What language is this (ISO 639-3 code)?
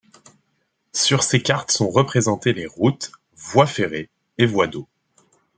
fra